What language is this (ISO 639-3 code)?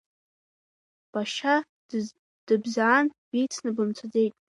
abk